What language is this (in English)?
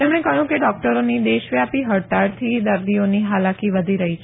Gujarati